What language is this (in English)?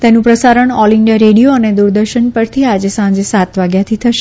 Gujarati